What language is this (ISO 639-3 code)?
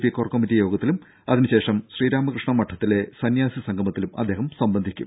mal